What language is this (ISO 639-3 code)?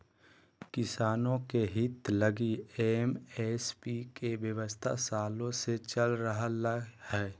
mag